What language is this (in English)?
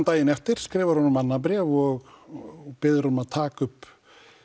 Icelandic